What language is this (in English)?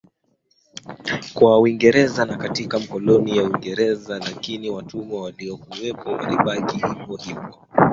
Swahili